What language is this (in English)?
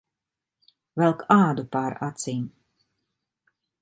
Latvian